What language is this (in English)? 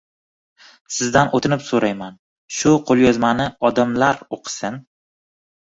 Uzbek